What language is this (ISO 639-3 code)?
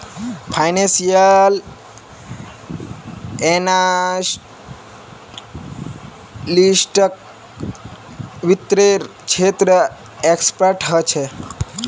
mag